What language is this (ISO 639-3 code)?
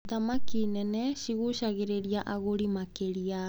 kik